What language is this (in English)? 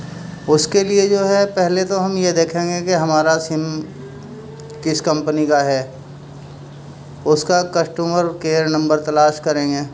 Urdu